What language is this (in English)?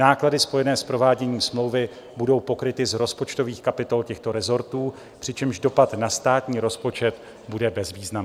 Czech